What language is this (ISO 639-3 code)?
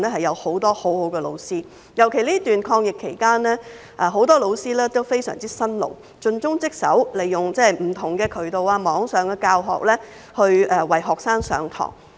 yue